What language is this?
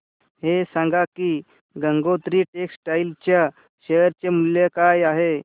Marathi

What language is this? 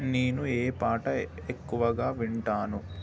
Telugu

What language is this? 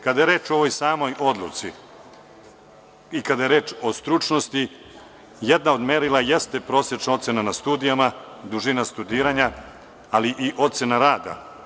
Serbian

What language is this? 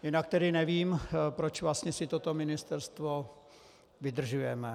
Czech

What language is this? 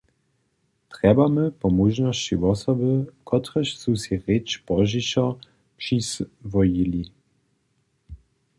Upper Sorbian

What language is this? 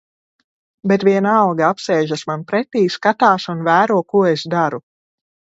Latvian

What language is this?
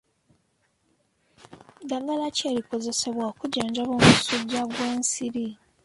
Ganda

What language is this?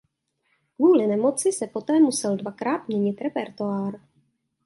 Czech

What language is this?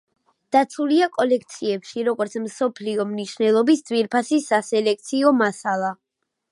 Georgian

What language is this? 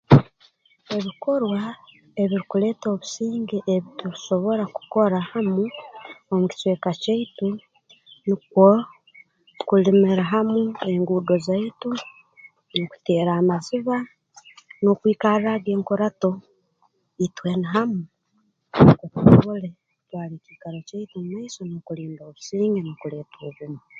Tooro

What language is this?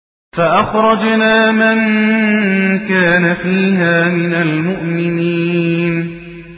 Arabic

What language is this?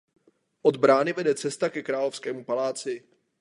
Czech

